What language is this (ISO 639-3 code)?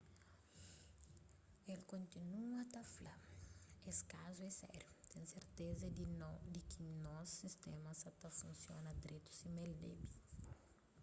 kea